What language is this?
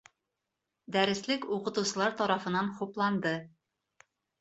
Bashkir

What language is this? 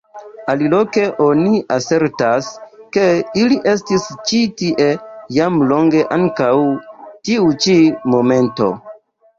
Esperanto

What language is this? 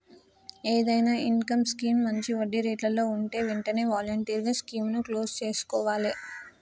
Telugu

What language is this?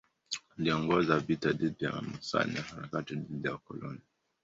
Swahili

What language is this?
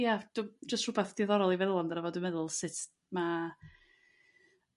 Welsh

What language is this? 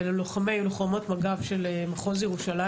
Hebrew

